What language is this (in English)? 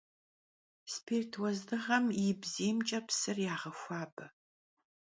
Kabardian